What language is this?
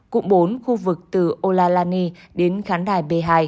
Vietnamese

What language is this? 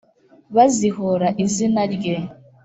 Kinyarwanda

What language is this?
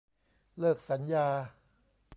Thai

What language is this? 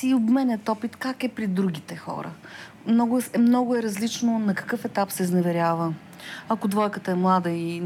Bulgarian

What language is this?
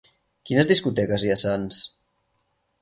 Catalan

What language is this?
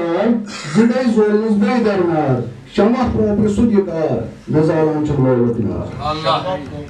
Turkish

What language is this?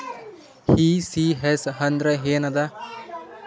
Kannada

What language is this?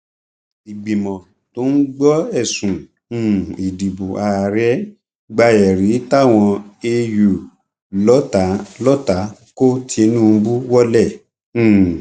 Yoruba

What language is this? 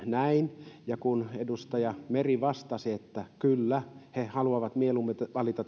Finnish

